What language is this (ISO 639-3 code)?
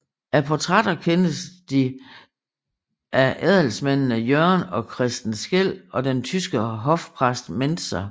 dan